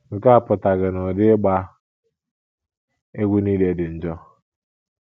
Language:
Igbo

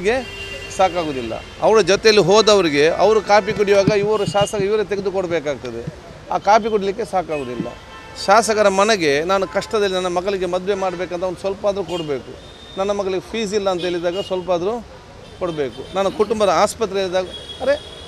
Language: Kannada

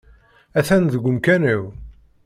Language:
Kabyle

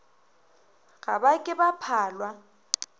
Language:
Northern Sotho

